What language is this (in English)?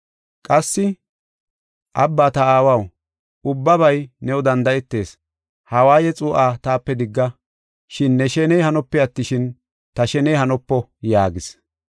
Gofa